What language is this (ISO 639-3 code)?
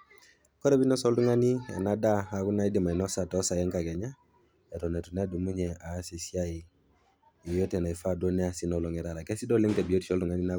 mas